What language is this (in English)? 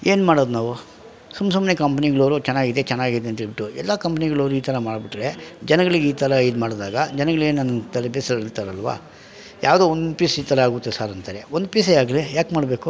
Kannada